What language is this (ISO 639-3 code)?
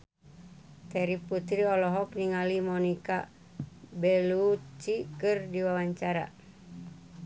sun